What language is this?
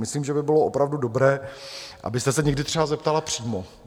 Czech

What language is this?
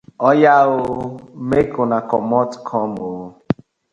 Nigerian Pidgin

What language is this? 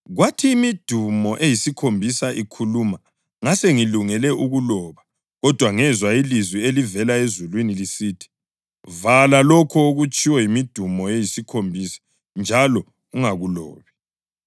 North Ndebele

